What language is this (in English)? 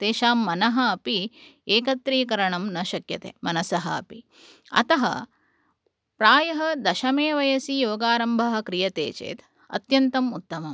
Sanskrit